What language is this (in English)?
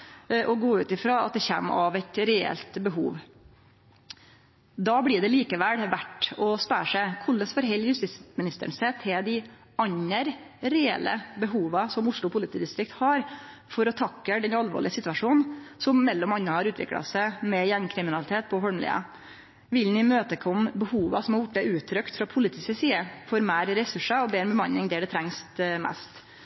Norwegian Nynorsk